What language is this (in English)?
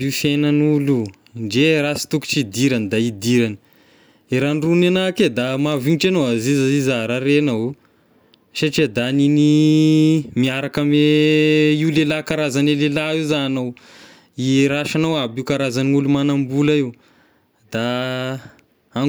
Tesaka Malagasy